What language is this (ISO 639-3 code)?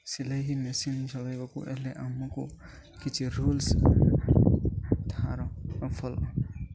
ori